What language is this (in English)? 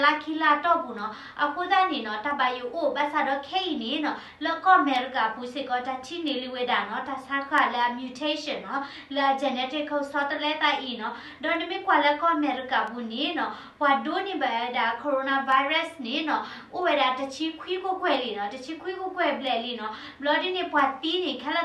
Thai